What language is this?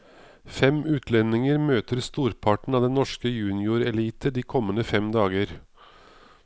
Norwegian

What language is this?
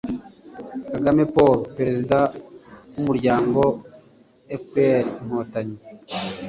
Kinyarwanda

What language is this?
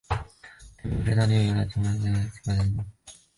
Chinese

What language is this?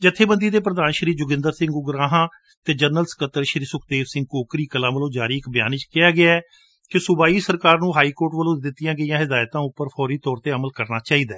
Punjabi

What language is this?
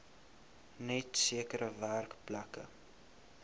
Afrikaans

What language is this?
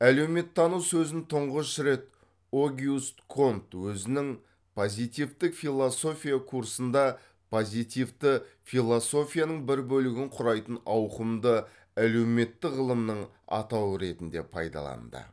Kazakh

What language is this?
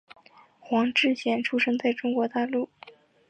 Chinese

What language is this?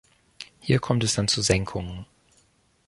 German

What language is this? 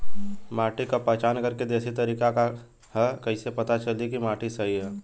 Bhojpuri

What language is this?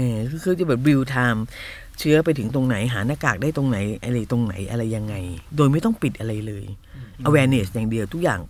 Thai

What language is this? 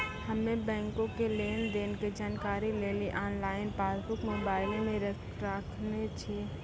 Maithili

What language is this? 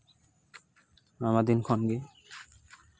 Santali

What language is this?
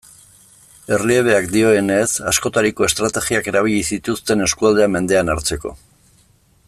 Basque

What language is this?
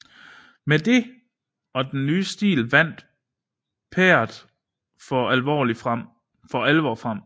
Danish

